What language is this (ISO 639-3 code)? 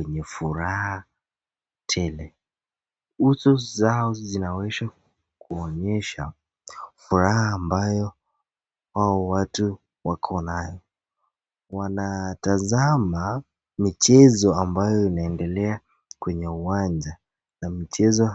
swa